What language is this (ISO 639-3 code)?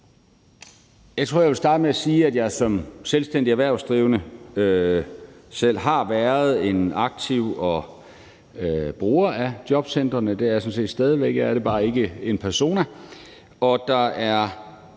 dan